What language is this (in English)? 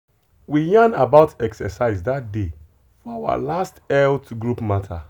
Nigerian Pidgin